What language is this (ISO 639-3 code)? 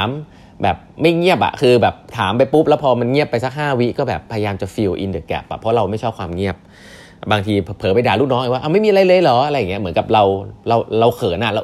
tha